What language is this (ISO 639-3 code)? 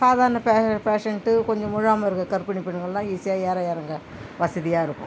tam